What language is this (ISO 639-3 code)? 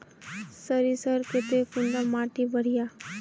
mag